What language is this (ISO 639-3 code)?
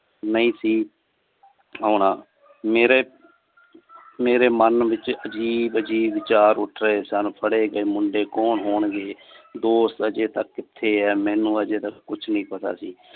pan